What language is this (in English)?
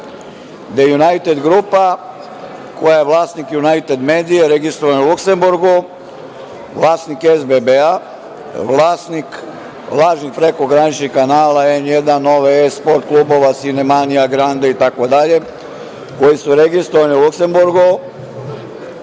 Serbian